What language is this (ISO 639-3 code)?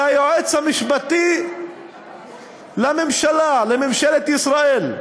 heb